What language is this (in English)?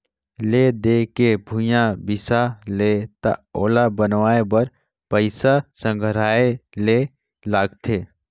Chhattisgarhi